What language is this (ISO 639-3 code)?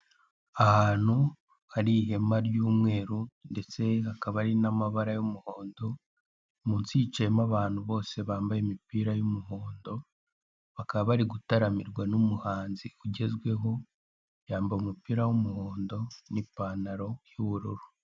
kin